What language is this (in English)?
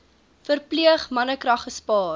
Afrikaans